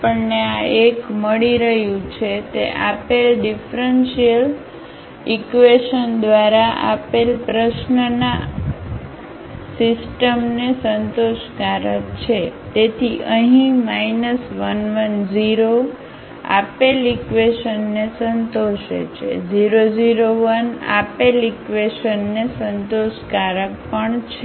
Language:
Gujarati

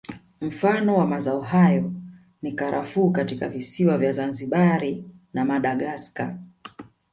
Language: Swahili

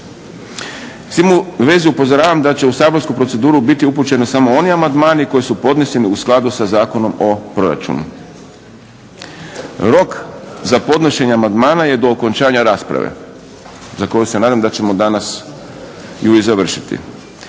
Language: Croatian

